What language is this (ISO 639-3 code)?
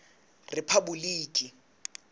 sot